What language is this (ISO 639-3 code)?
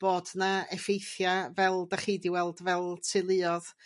cym